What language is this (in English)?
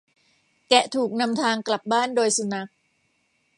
Thai